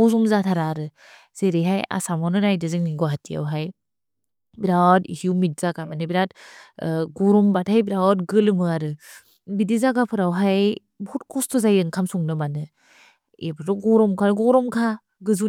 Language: Bodo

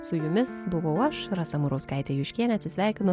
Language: Lithuanian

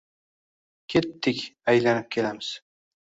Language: Uzbek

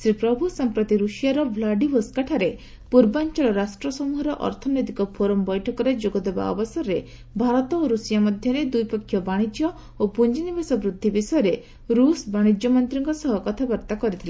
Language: Odia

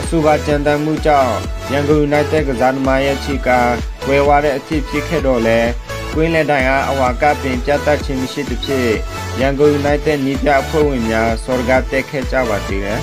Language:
Thai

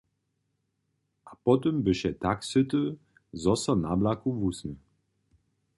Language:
Upper Sorbian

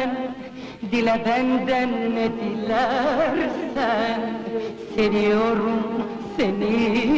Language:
Turkish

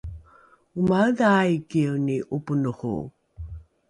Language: Rukai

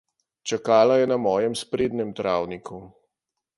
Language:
Slovenian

